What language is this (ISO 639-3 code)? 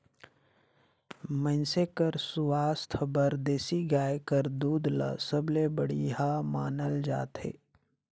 hne